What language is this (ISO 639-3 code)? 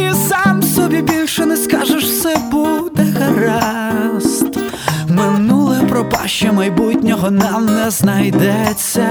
ukr